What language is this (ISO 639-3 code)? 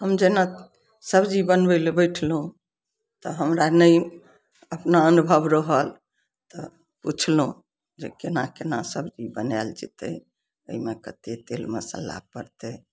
mai